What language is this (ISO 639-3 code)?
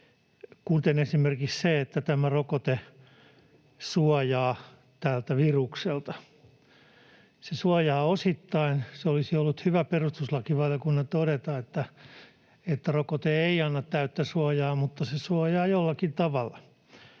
fin